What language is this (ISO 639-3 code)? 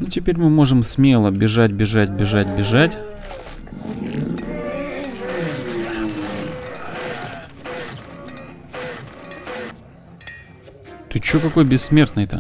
rus